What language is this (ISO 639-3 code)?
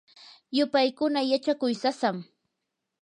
qur